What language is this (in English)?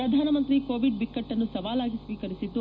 Kannada